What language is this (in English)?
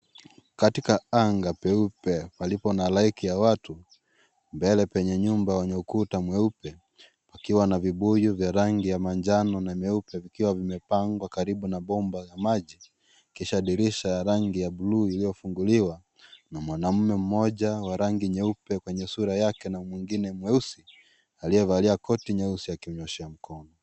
Swahili